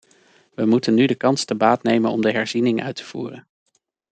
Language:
Dutch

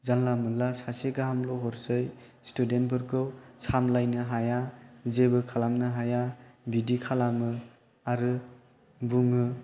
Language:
Bodo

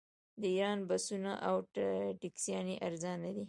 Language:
Pashto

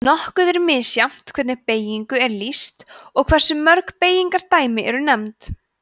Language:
Icelandic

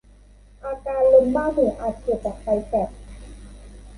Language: Thai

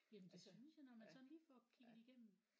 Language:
Danish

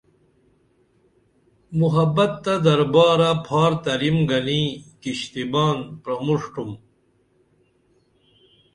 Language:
Dameli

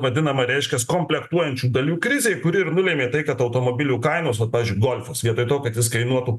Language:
Lithuanian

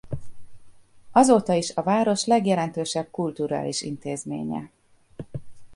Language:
Hungarian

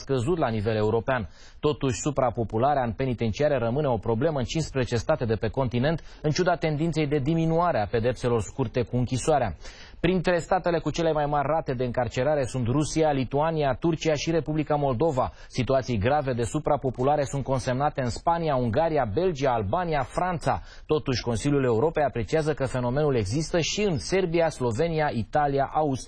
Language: Romanian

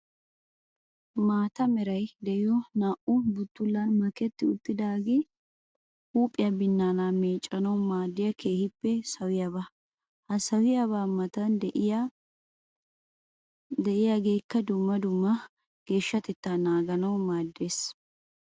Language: Wolaytta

